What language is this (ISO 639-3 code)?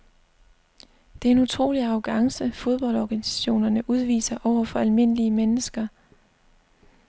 dan